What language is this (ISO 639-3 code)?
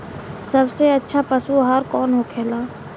bho